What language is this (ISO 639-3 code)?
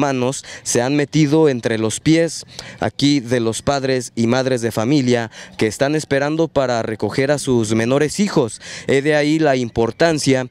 spa